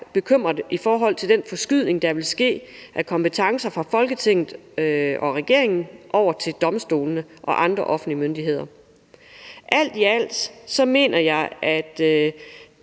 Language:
Danish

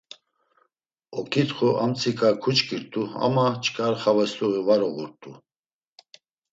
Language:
Laz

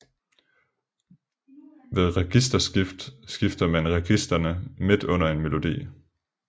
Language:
Danish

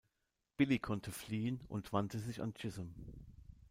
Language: German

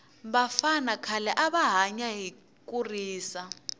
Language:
Tsonga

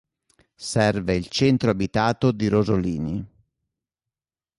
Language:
Italian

